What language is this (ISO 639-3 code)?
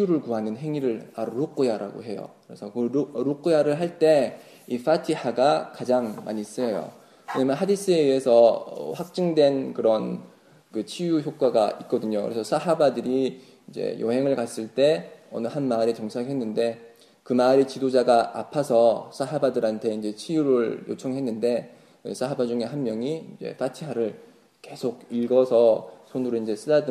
kor